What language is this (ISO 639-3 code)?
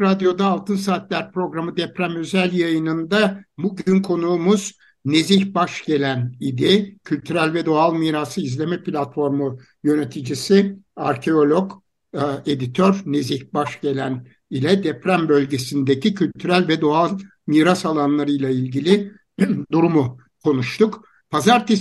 tur